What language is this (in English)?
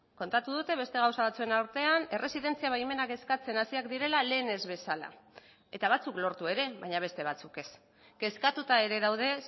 Basque